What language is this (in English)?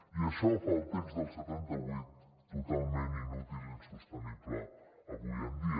Catalan